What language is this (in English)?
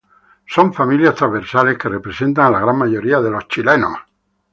Spanish